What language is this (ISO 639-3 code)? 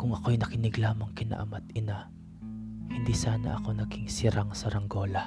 fil